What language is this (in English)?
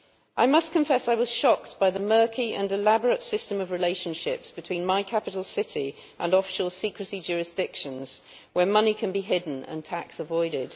English